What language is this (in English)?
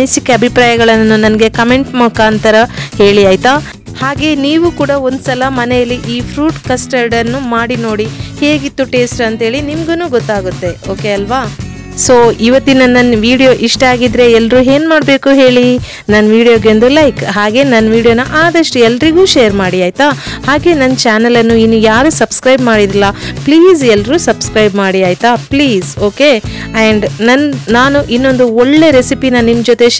Kannada